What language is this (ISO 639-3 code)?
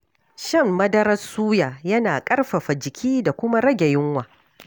hau